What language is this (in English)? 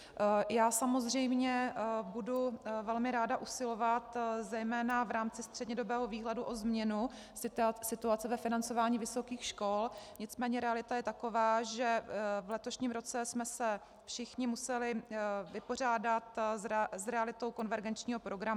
Czech